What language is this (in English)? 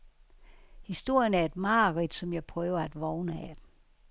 Danish